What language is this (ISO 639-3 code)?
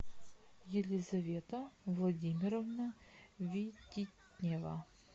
rus